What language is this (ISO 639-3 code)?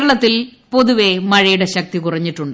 mal